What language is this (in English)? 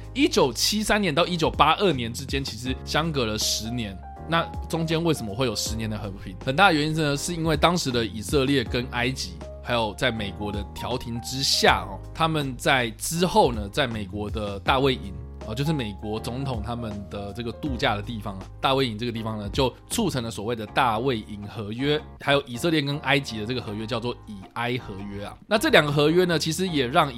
Chinese